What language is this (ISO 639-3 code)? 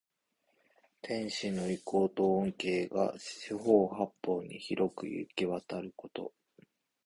jpn